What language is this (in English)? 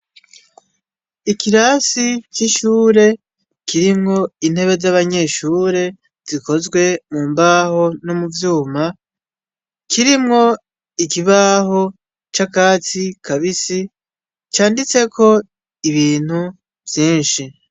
Rundi